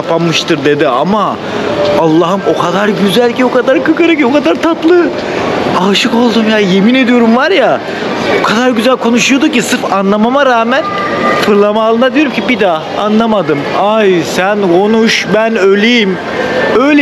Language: Turkish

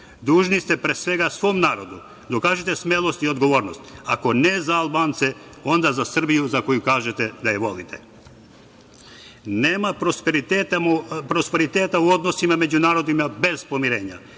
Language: Serbian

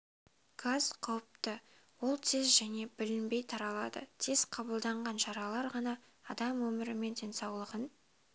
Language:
Kazakh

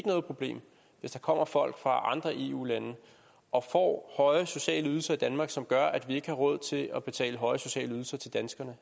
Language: Danish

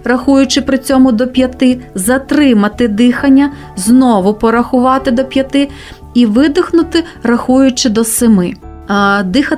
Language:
Ukrainian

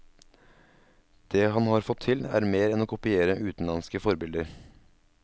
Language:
Norwegian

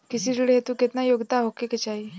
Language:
Bhojpuri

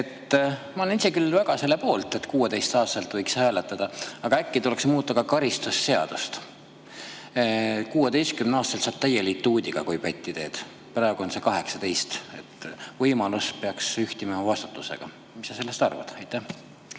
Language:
Estonian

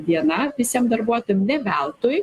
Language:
Lithuanian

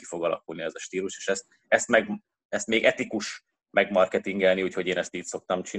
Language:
Hungarian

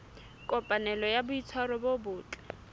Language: Southern Sotho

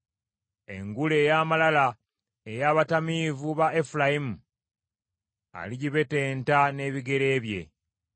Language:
Ganda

